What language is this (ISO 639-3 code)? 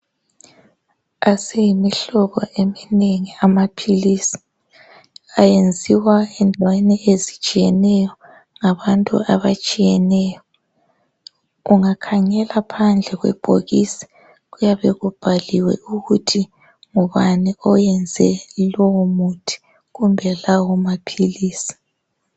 nde